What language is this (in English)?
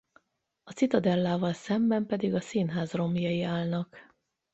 Hungarian